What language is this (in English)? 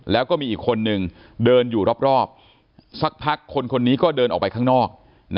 Thai